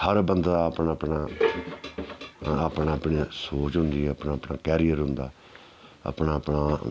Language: Dogri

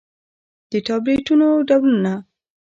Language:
Pashto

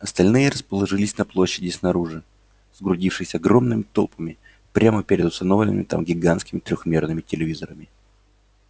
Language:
Russian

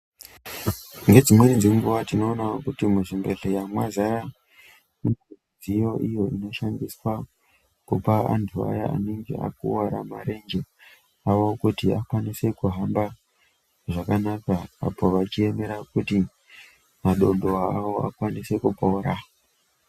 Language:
Ndau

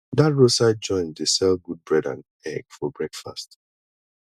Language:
Nigerian Pidgin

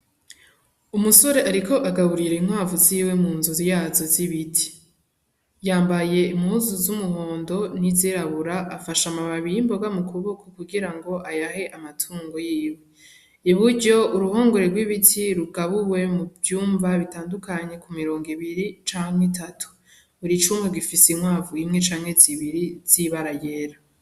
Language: Rundi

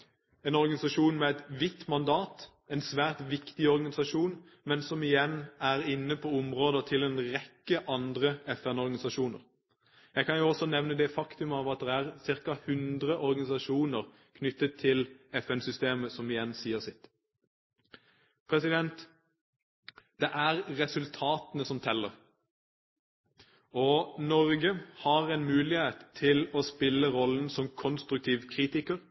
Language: Norwegian Bokmål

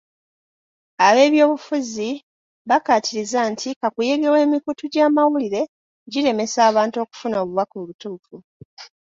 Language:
Ganda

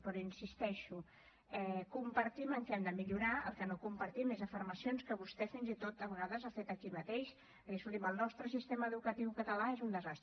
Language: Catalan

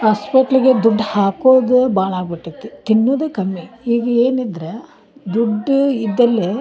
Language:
Kannada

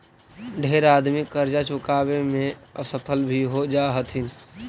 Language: Magahi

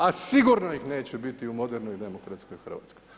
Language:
Croatian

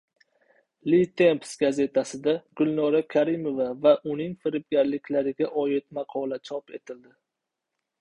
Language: Uzbek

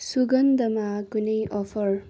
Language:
Nepali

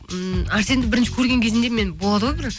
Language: Kazakh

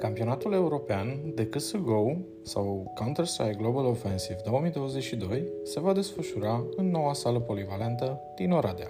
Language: Romanian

